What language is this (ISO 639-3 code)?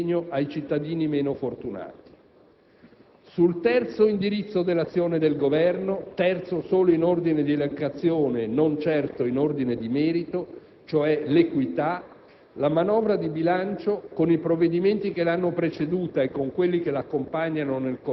ita